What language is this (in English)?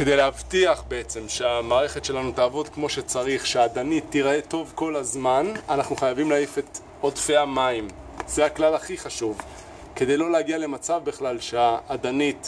Hebrew